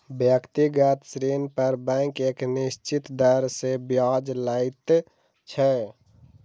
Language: Maithili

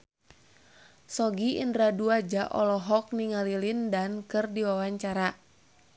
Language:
Sundanese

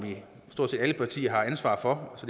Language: Danish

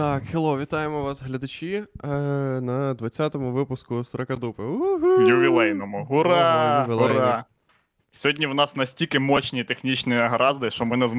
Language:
Ukrainian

